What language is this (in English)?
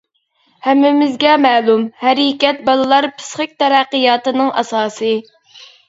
Uyghur